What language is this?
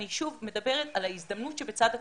Hebrew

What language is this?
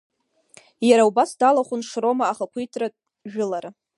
Abkhazian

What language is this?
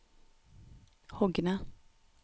Norwegian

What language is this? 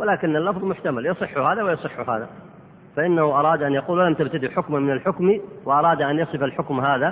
Arabic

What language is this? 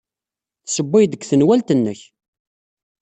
Kabyle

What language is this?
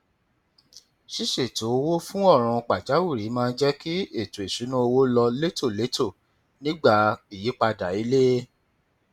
Yoruba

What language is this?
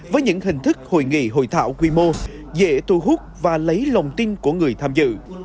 Vietnamese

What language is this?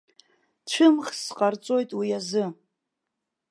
Abkhazian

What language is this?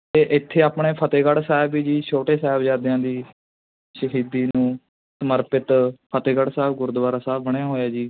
Punjabi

